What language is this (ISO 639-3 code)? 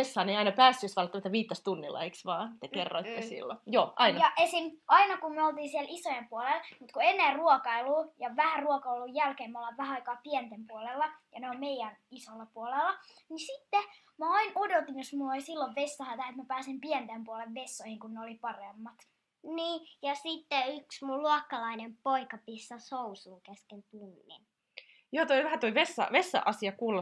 fin